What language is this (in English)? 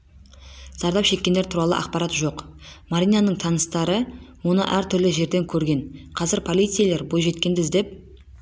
Kazakh